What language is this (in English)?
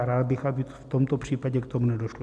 Czech